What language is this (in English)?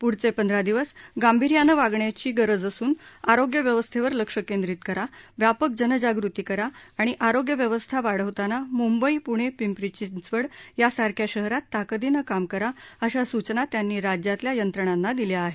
Marathi